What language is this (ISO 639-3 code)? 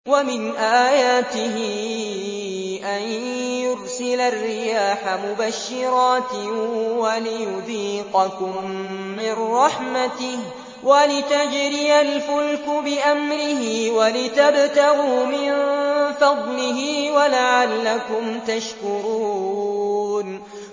ara